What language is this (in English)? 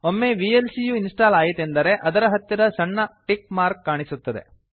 Kannada